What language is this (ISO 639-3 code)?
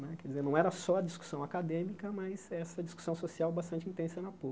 por